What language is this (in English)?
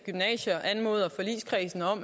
Danish